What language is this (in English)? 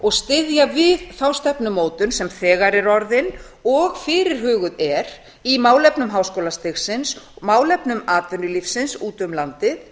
Icelandic